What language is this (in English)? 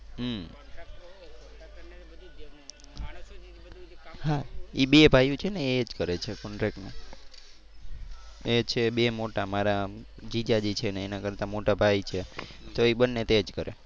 Gujarati